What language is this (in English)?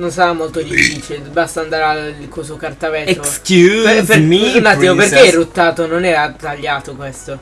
Italian